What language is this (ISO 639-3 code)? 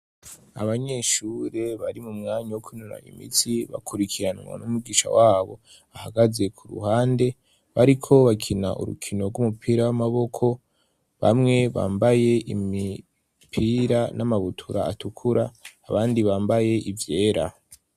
run